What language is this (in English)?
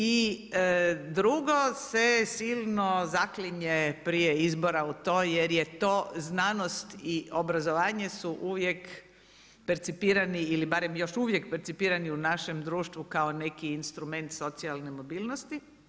Croatian